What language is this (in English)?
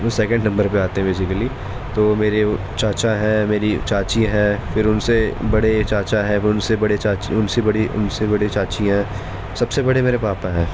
Urdu